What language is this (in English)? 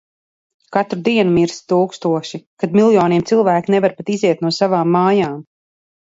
Latvian